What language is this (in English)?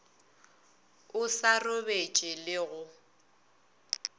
Northern Sotho